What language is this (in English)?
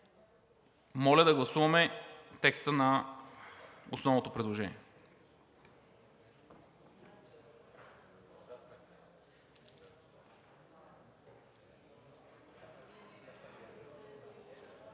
Bulgarian